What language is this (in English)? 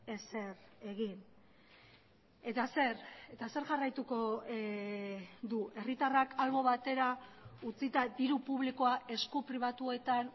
Basque